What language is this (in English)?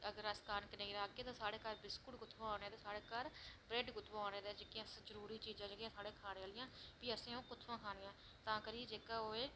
Dogri